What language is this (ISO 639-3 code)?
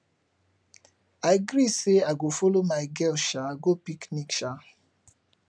pcm